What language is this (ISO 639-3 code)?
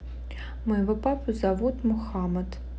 rus